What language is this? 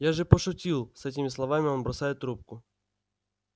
Russian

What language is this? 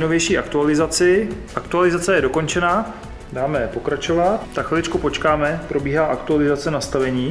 Czech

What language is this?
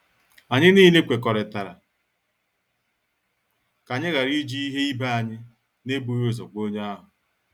Igbo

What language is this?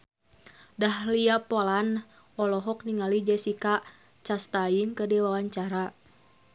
Sundanese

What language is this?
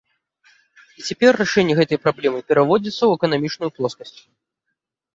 Belarusian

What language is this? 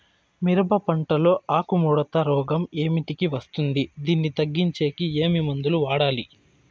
Telugu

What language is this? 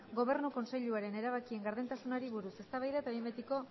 Basque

